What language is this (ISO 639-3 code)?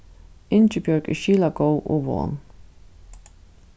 fao